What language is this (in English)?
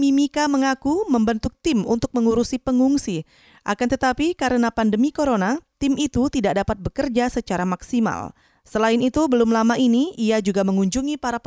Indonesian